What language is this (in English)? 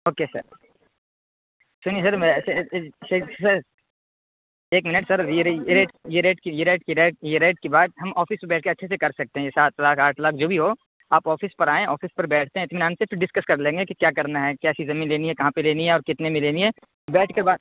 Urdu